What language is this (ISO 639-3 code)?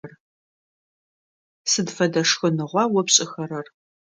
ady